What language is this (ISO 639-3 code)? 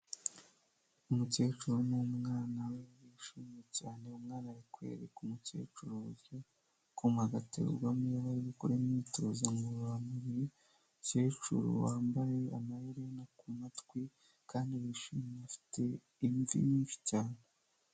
kin